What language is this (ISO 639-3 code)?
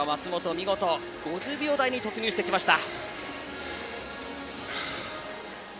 jpn